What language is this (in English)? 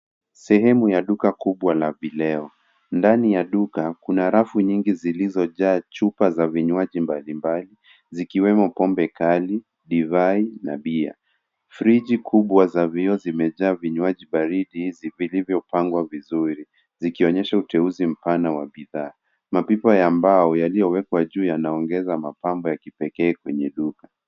Swahili